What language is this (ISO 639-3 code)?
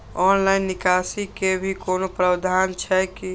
mai